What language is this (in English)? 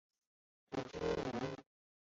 Chinese